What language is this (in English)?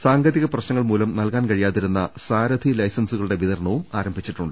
Malayalam